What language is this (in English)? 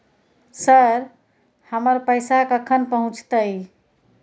Maithili